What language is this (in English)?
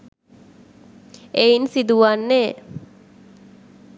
Sinhala